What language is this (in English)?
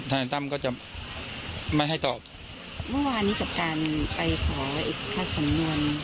Thai